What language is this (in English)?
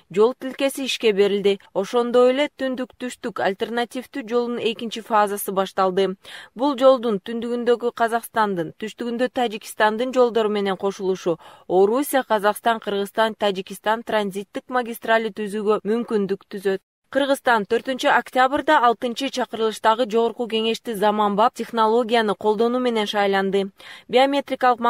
Turkish